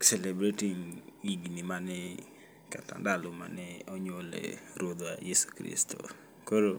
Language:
Luo (Kenya and Tanzania)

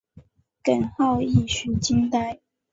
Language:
Chinese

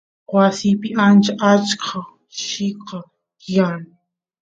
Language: Santiago del Estero Quichua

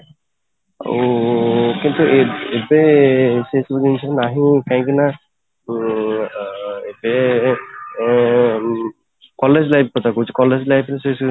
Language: Odia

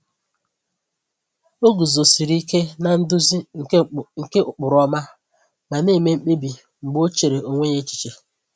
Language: Igbo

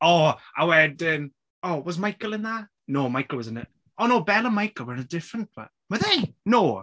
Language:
Welsh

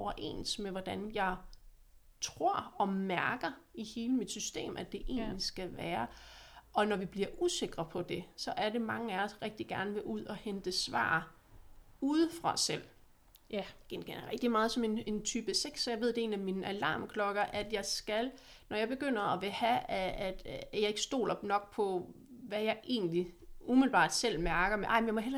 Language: Danish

